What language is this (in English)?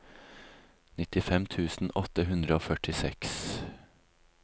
Norwegian